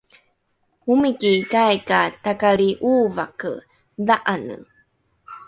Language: Rukai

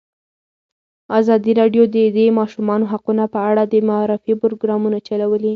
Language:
Pashto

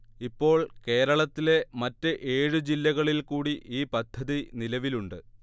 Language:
Malayalam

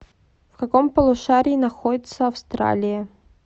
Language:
Russian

